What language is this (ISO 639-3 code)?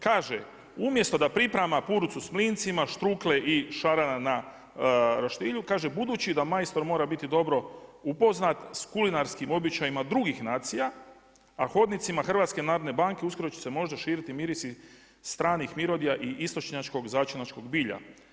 hrv